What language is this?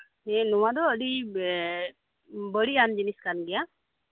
Santali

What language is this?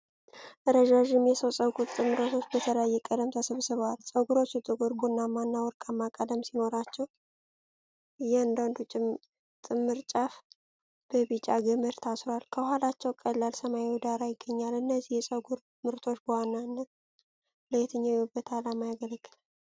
Amharic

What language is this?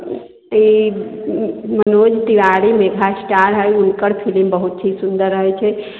Maithili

